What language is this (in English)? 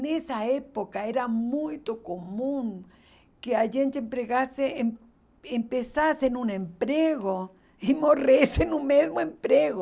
Portuguese